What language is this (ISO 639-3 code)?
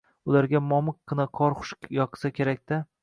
uzb